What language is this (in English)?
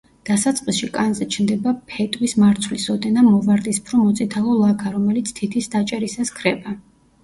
Georgian